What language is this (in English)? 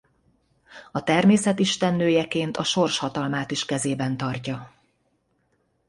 Hungarian